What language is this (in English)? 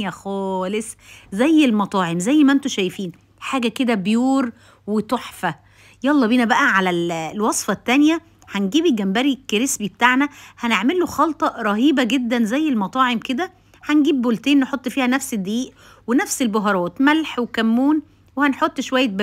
Arabic